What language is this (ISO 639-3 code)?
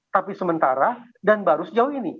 ind